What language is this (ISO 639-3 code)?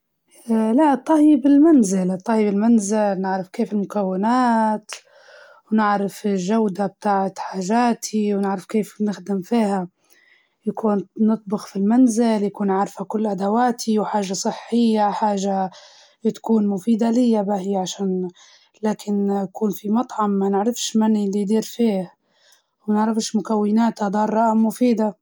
ayl